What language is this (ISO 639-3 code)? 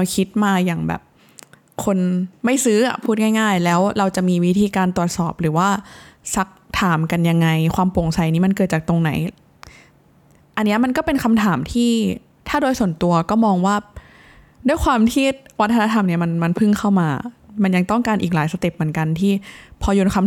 tha